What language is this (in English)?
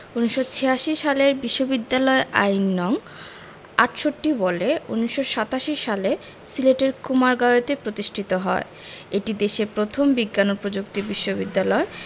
Bangla